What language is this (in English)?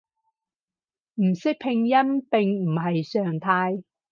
Cantonese